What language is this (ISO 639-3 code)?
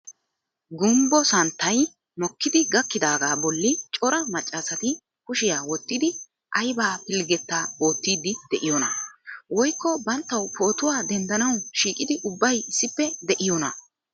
wal